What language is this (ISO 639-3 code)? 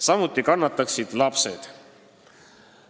est